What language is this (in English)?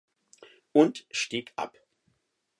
German